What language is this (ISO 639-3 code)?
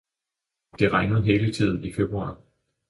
dan